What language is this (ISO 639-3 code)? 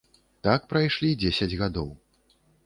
bel